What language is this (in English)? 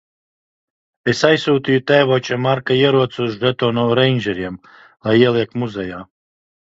Latvian